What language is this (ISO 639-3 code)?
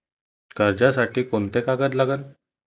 mar